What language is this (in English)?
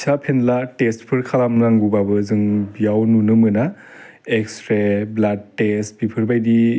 Bodo